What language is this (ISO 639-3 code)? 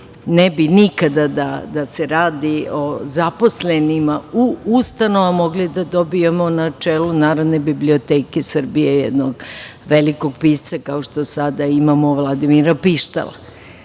srp